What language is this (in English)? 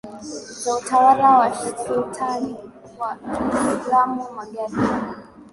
Swahili